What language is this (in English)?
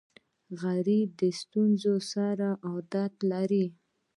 Pashto